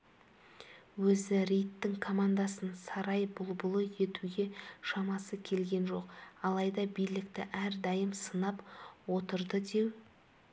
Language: Kazakh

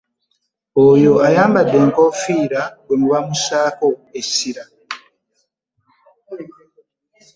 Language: Ganda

